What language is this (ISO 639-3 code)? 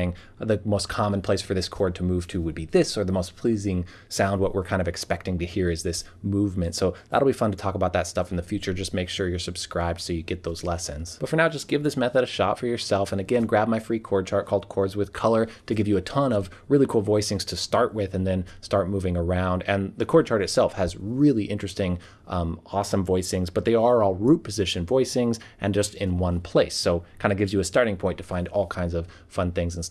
eng